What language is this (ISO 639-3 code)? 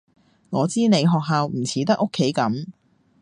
yue